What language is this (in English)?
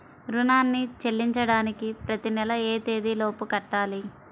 Telugu